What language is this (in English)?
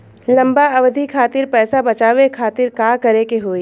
Bhojpuri